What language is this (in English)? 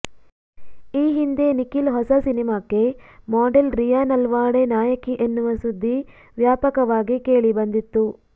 Kannada